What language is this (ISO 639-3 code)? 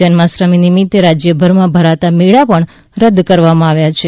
guj